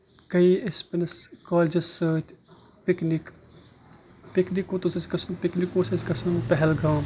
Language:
Kashmiri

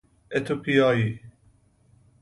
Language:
Persian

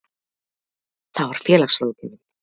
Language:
Icelandic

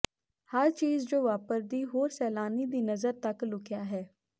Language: Punjabi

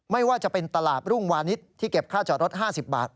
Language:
Thai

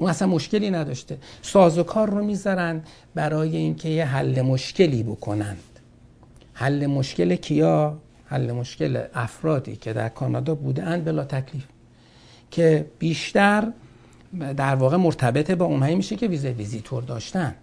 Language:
Persian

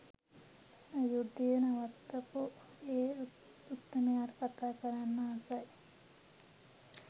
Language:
Sinhala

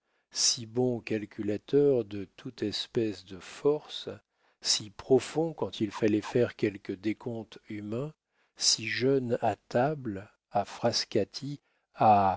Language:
French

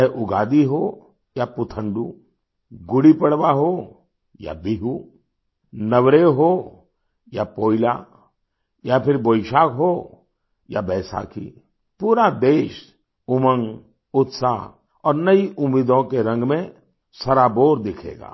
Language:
Hindi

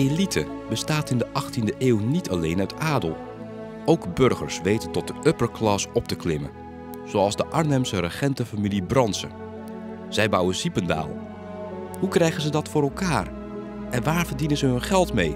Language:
Dutch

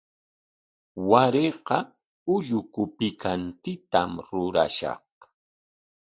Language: Corongo Ancash Quechua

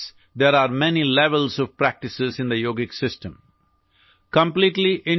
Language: Assamese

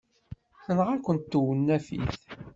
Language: Kabyle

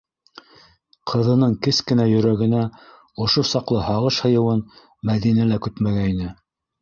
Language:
Bashkir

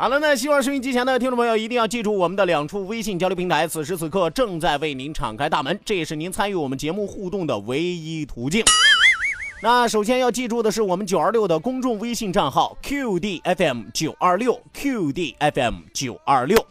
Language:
Chinese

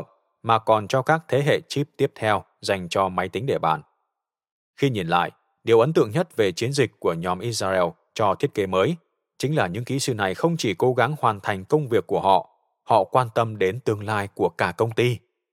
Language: Vietnamese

